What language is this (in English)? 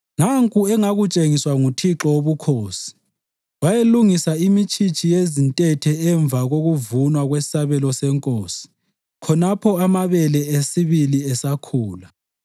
North Ndebele